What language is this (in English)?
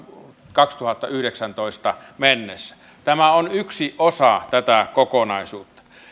Finnish